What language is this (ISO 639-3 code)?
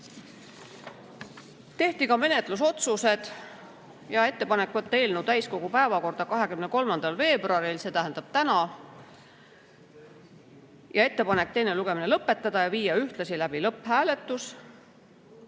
est